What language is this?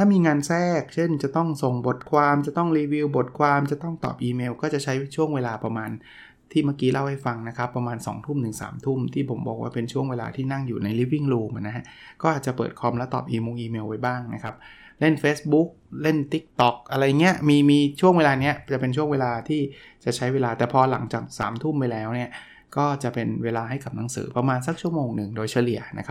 Thai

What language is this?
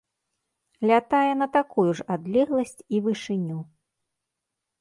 Belarusian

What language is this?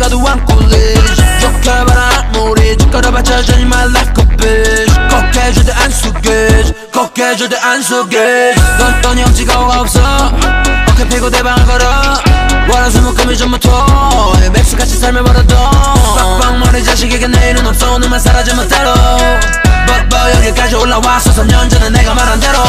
Korean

